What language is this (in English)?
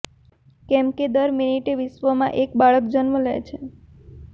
Gujarati